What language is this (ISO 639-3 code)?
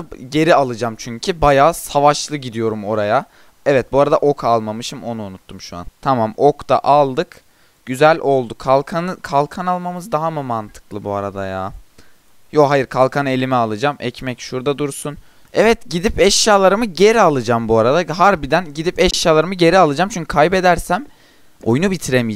tur